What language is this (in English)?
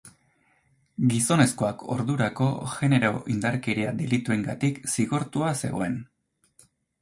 Basque